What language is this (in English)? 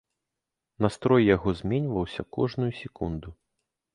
Belarusian